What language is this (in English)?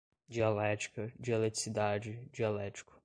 Portuguese